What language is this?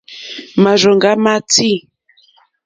Mokpwe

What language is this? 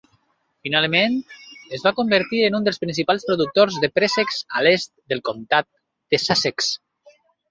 Catalan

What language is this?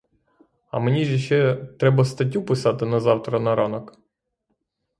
Ukrainian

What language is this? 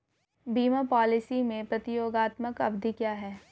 Hindi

